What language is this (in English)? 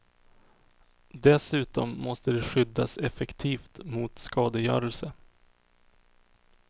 Swedish